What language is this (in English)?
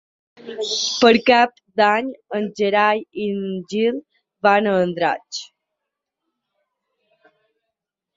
Catalan